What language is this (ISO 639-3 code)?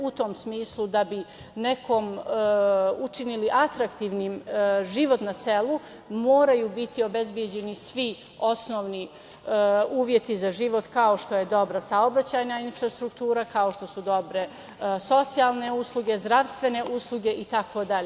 srp